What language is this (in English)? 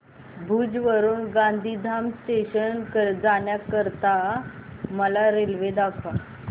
Marathi